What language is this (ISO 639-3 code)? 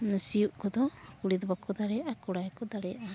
sat